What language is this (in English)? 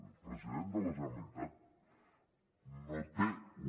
Catalan